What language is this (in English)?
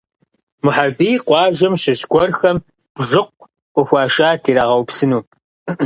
Kabardian